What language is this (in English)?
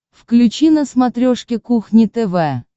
Russian